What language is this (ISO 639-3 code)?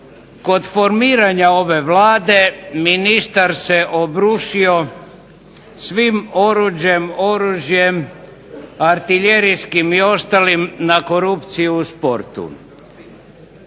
hrv